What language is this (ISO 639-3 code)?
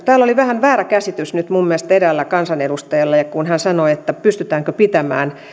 fin